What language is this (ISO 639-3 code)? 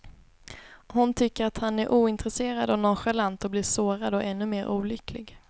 swe